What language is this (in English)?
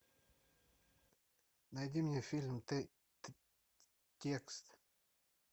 Russian